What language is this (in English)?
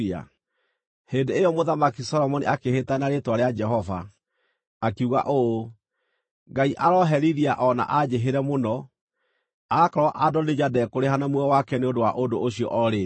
Kikuyu